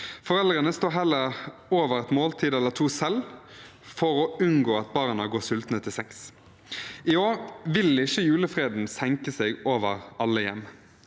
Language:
Norwegian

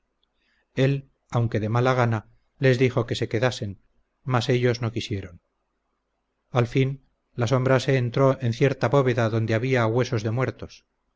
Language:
Spanish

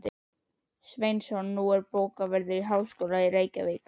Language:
Icelandic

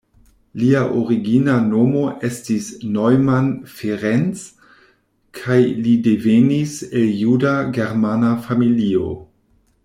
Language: Esperanto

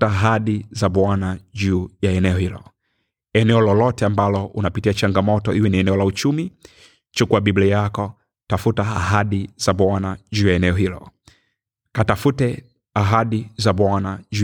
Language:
Swahili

